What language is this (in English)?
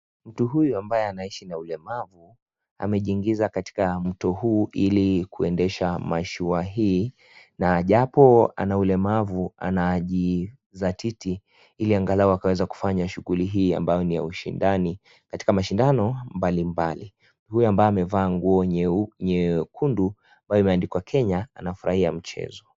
Swahili